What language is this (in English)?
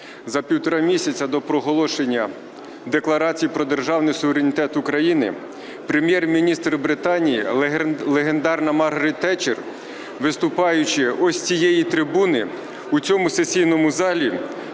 Ukrainian